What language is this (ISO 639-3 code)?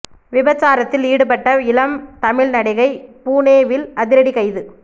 tam